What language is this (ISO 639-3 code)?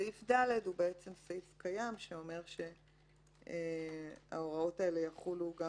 heb